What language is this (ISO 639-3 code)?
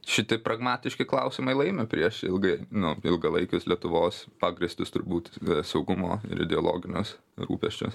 lit